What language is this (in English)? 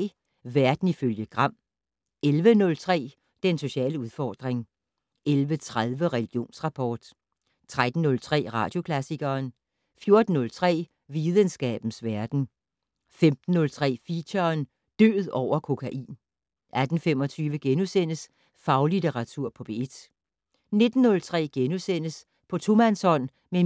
Danish